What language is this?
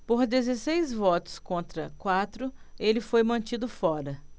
Portuguese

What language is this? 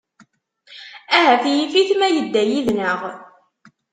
Kabyle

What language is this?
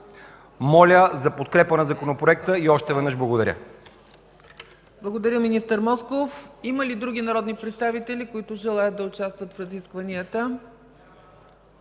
Bulgarian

